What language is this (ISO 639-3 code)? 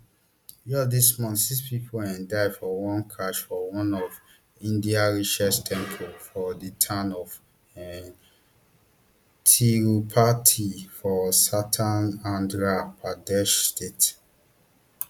pcm